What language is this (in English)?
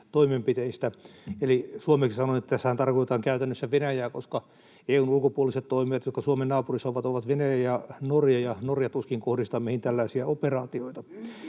Finnish